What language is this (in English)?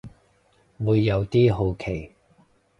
Cantonese